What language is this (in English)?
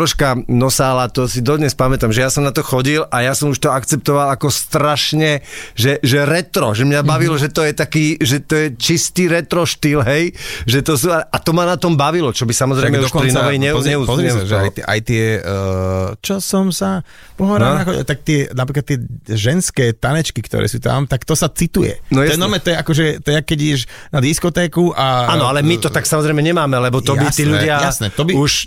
Slovak